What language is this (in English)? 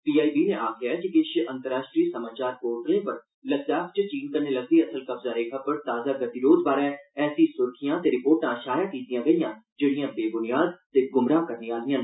Dogri